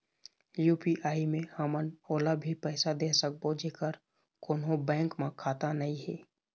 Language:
Chhattisgarhi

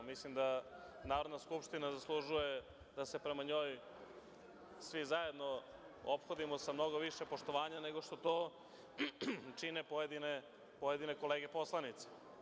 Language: Serbian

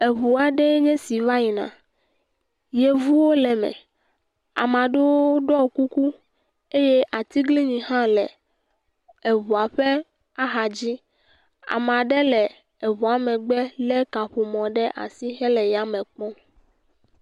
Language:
Ewe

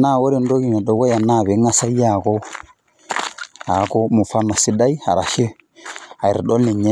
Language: Masai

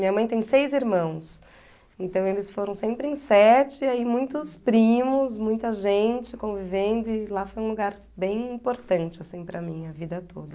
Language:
Portuguese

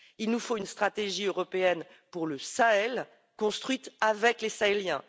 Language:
French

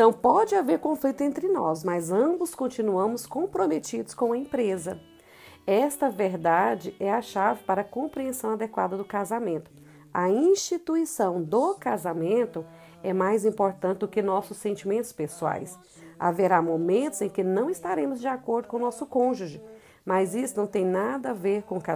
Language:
Portuguese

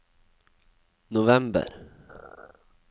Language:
Norwegian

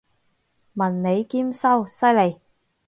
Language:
Cantonese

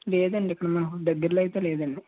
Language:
Telugu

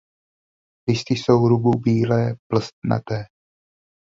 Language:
Czech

